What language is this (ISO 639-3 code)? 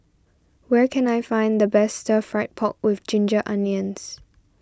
eng